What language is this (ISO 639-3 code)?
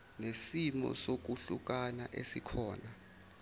zul